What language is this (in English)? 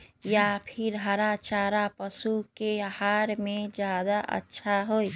Magahi